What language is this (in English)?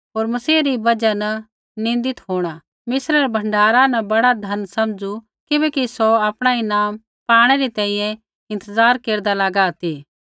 Kullu Pahari